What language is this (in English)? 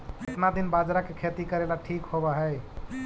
Magahi